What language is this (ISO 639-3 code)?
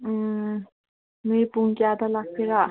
mni